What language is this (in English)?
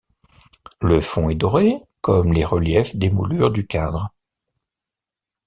French